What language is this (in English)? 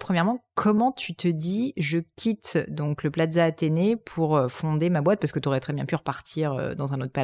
French